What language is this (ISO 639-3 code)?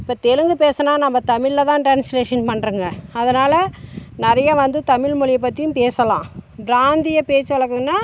tam